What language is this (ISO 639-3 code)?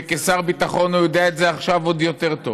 heb